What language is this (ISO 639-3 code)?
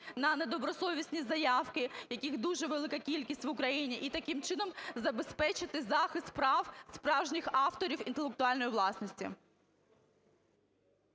ukr